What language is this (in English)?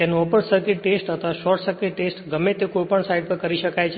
Gujarati